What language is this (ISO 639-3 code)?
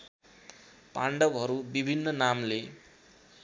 nep